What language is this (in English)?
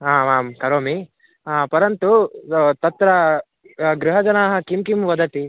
Sanskrit